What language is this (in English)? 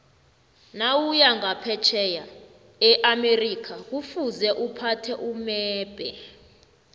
South Ndebele